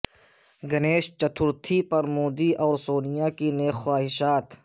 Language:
Urdu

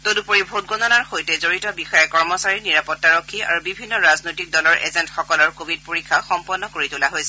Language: Assamese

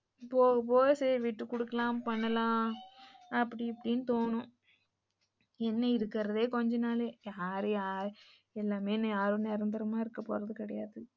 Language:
Tamil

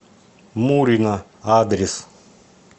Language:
Russian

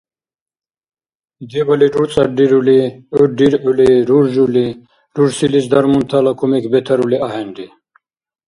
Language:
Dargwa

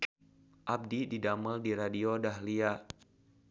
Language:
Sundanese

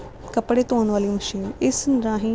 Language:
Punjabi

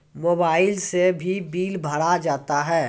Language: Maithili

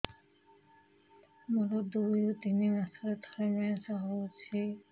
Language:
Odia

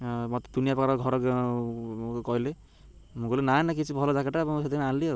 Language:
Odia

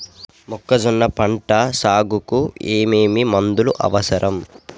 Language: Telugu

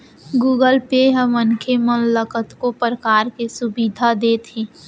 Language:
Chhattisgarhi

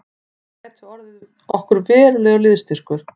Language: Icelandic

